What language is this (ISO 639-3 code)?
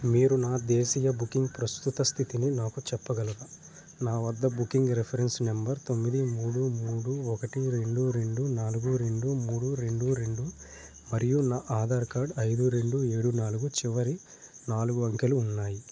tel